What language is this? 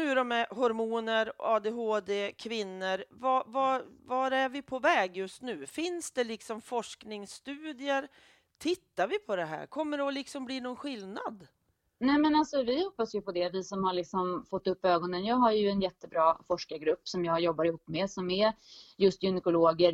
Swedish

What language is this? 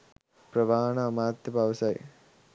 Sinhala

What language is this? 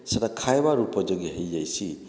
Odia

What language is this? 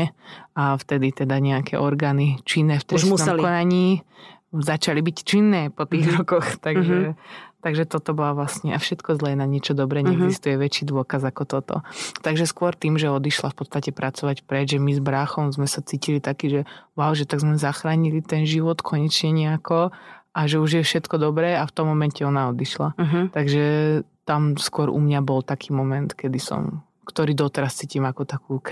Slovak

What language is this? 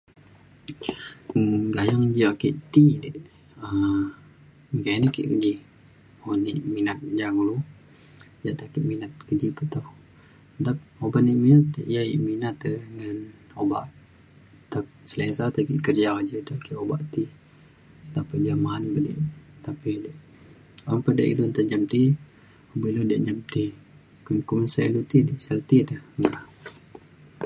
Mainstream Kenyah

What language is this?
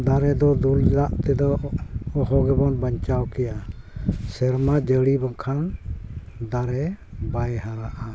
Santali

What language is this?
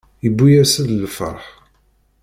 Kabyle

